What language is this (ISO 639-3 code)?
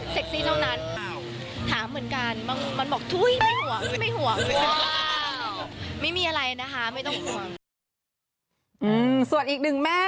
tha